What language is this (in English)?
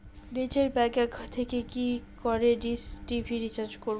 Bangla